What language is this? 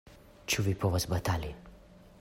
Esperanto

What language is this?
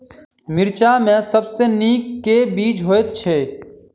Maithili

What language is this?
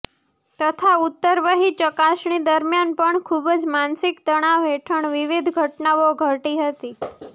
Gujarati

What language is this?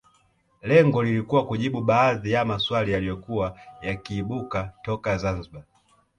Swahili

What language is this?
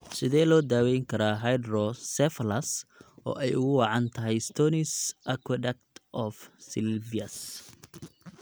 Somali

